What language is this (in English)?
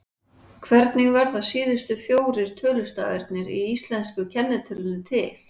Icelandic